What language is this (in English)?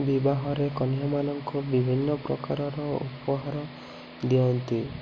Odia